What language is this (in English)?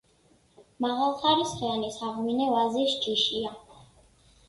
Georgian